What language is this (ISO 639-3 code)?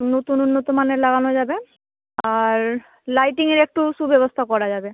ben